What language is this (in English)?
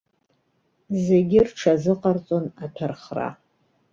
Abkhazian